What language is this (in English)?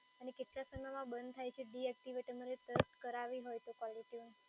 Gujarati